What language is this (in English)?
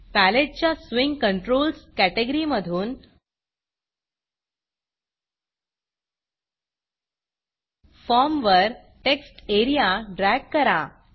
Marathi